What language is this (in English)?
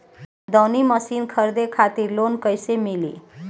Bhojpuri